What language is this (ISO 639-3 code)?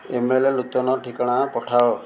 ori